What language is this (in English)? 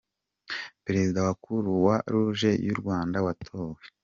Kinyarwanda